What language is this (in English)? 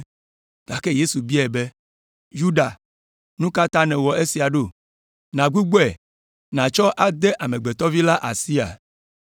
Ewe